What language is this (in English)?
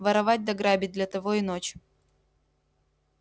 Russian